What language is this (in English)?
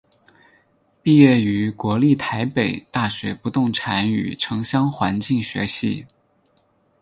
Chinese